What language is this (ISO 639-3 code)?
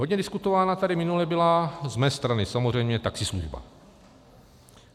ces